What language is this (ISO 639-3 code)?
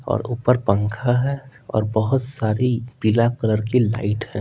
hin